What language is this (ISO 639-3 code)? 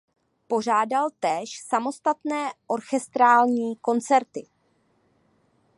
ces